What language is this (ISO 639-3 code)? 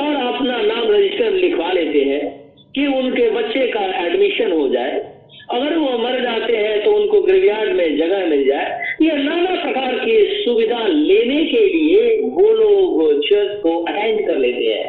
hin